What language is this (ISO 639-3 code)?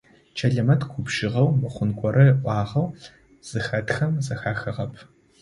ady